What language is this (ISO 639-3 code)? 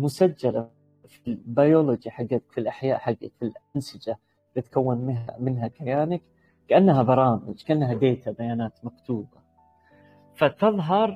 ara